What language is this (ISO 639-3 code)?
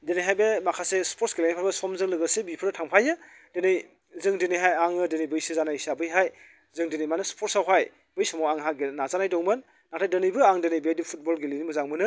brx